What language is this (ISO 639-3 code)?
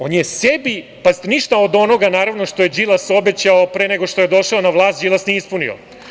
srp